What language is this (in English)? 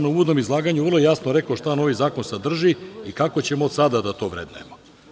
Serbian